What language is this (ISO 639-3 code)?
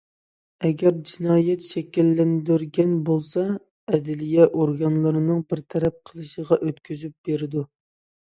uig